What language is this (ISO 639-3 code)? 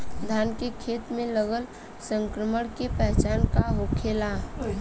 bho